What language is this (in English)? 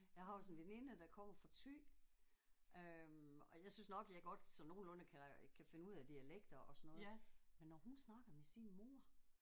Danish